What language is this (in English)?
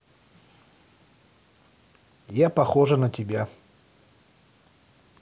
Russian